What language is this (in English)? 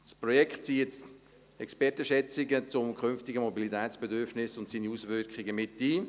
Swiss German